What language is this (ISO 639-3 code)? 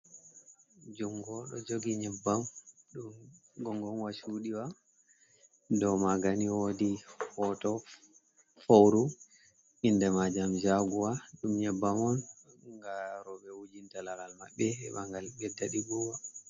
ful